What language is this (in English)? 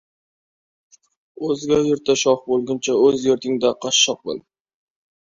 Uzbek